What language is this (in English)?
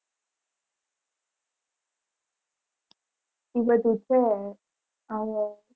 Gujarati